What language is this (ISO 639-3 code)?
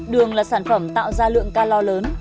vie